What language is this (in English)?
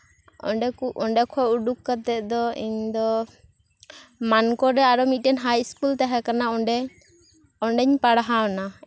Santali